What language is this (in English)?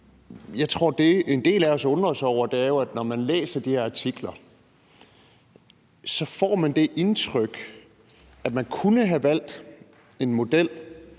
Danish